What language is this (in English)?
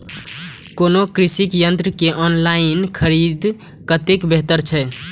Maithili